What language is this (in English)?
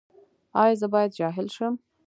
Pashto